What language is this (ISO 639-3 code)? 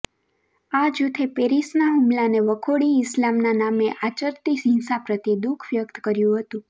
guj